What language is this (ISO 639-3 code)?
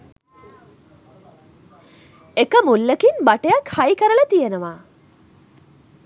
sin